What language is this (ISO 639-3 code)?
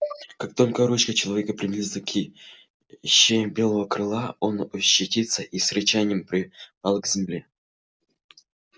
rus